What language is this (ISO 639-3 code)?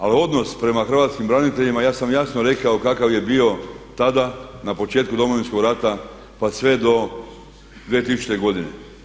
hrv